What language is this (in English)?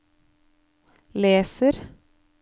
Norwegian